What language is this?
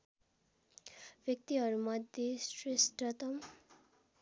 Nepali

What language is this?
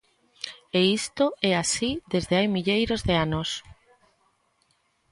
Galician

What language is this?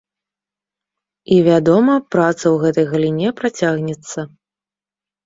Belarusian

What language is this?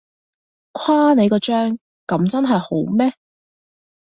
Cantonese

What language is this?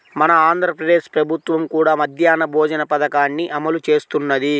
Telugu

